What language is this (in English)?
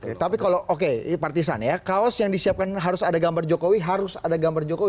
Indonesian